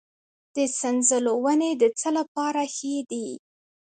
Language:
Pashto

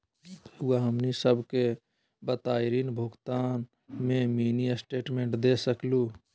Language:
Magahi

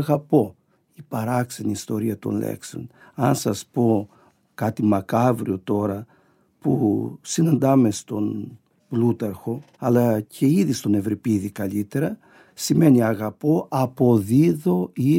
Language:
Greek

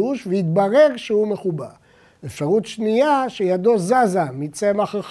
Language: Hebrew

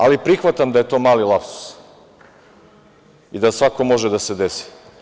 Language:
Serbian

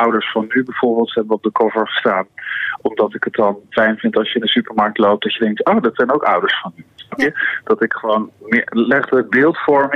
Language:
Dutch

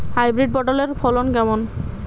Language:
Bangla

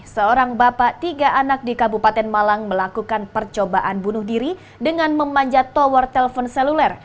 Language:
Indonesian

